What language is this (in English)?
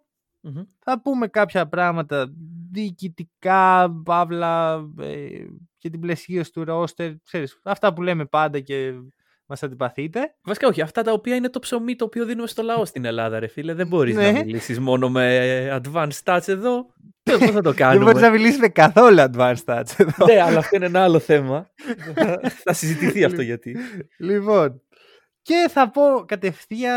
Greek